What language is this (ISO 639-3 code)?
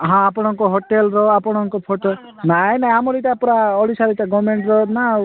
ori